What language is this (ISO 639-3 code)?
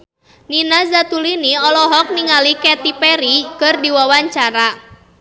sun